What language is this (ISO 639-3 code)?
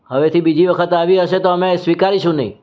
guj